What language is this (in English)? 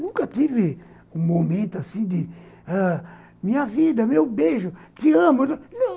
Portuguese